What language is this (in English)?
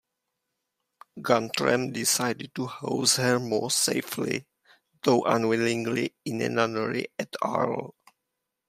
English